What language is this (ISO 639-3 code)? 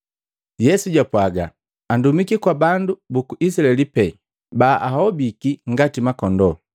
mgv